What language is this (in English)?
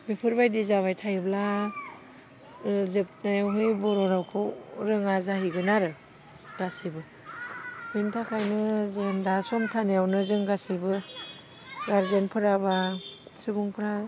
Bodo